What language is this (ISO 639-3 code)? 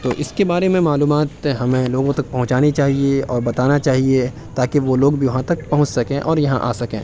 urd